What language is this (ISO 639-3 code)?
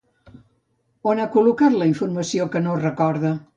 cat